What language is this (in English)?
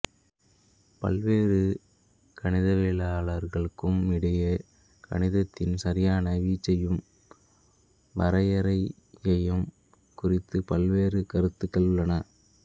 Tamil